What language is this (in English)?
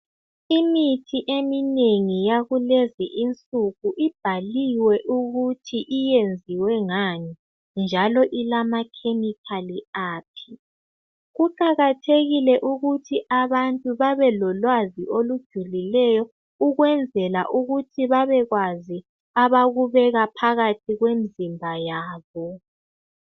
North Ndebele